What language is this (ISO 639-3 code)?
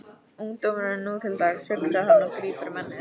isl